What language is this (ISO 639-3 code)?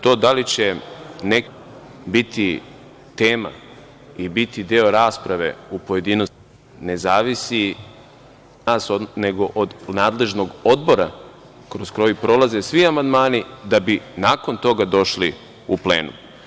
srp